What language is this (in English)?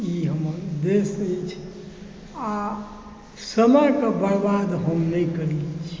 Maithili